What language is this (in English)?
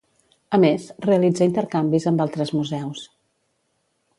Catalan